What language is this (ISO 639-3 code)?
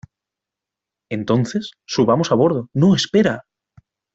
spa